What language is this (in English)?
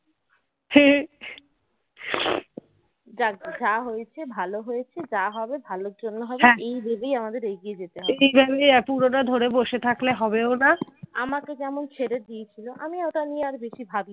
Bangla